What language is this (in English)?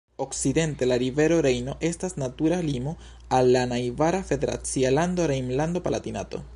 Esperanto